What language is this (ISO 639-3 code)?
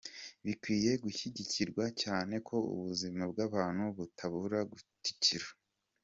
kin